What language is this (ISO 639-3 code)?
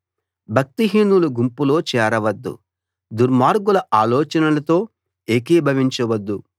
tel